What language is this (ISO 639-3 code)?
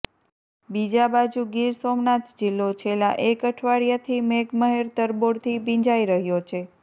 guj